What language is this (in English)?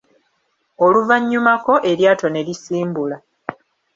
Ganda